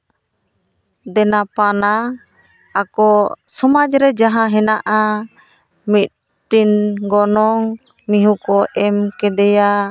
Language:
Santali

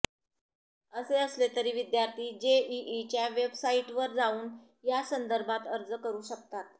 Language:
Marathi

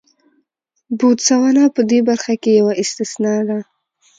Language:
Pashto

